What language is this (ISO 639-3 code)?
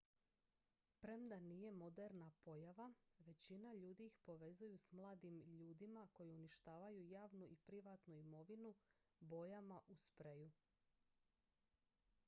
hrv